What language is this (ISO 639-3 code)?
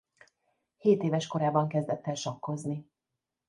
hun